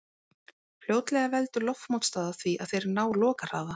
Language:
Icelandic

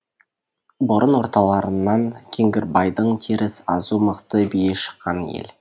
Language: Kazakh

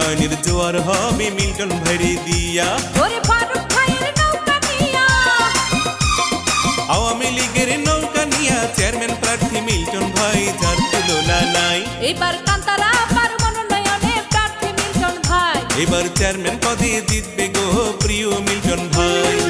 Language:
Hindi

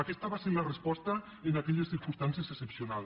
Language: Catalan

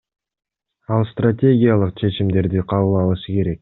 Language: Kyrgyz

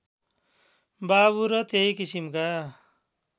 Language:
Nepali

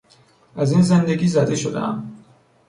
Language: Persian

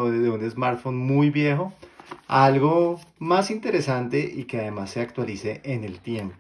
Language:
Spanish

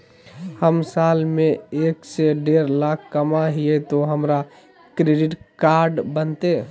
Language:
Magahi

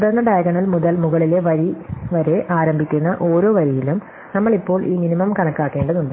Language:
Malayalam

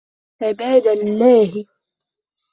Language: Arabic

